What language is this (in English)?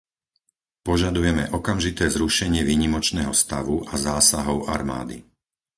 Slovak